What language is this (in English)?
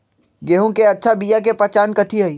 Magahi